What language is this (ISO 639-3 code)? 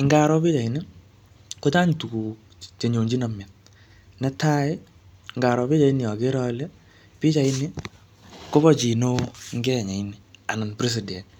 kln